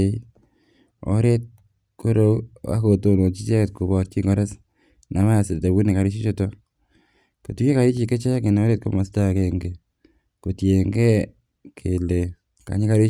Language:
Kalenjin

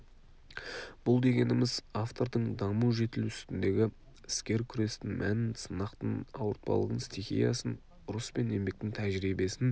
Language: Kazakh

